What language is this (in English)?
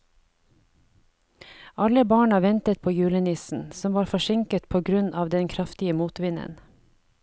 Norwegian